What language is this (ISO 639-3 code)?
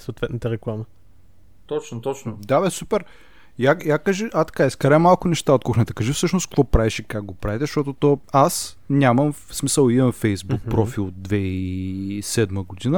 bul